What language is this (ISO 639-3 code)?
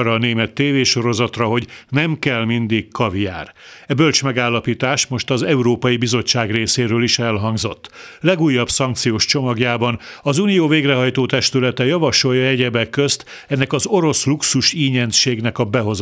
hun